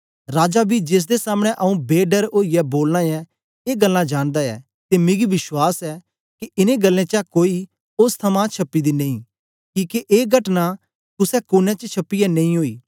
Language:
Dogri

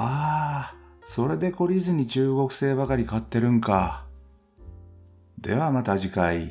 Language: Japanese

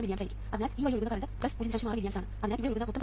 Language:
Malayalam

